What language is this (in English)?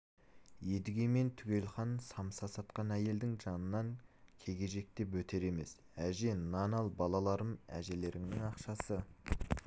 Kazakh